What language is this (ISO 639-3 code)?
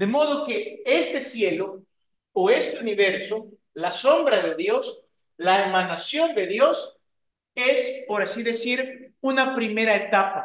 spa